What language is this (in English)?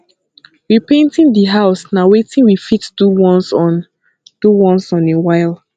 Nigerian Pidgin